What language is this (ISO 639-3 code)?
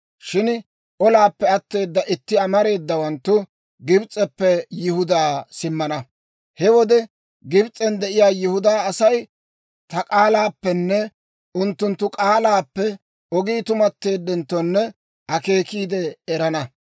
dwr